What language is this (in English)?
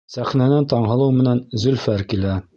Bashkir